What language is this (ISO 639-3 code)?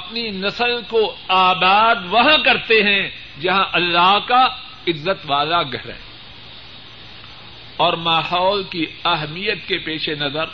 urd